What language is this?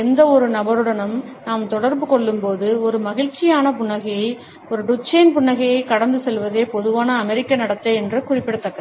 Tamil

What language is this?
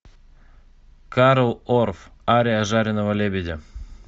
Russian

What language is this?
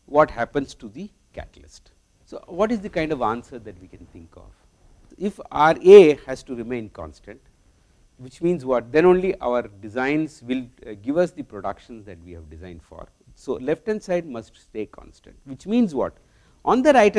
English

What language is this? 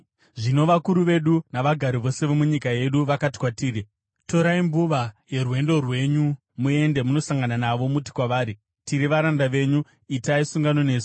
Shona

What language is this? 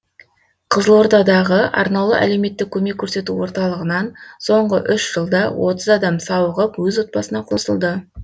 Kazakh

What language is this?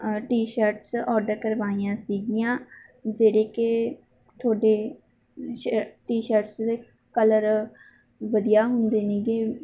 Punjabi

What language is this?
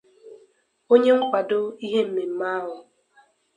Igbo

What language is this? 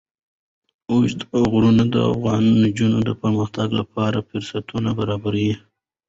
Pashto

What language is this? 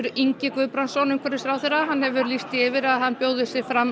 Icelandic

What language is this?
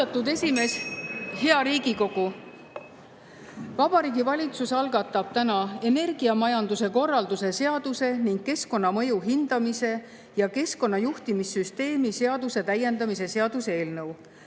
Estonian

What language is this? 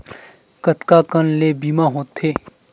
Chhattisgarhi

